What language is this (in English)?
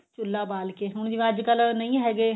Punjabi